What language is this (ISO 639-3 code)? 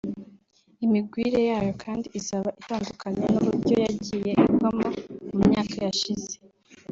kin